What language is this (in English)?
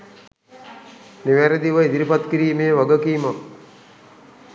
Sinhala